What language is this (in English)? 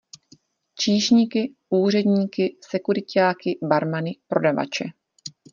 Czech